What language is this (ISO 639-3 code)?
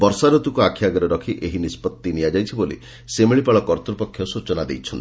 ori